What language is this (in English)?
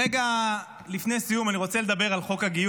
Hebrew